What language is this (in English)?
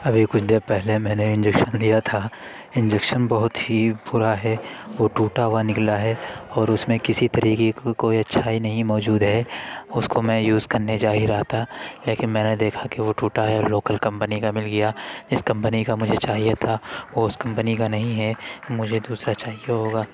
Urdu